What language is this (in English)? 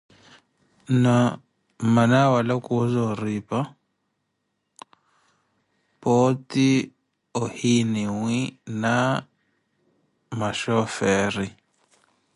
Koti